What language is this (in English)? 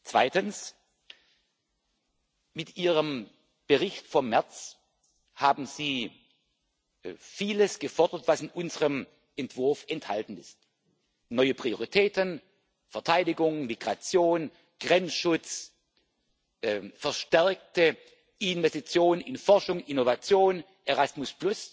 German